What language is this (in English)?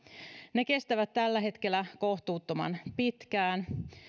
Finnish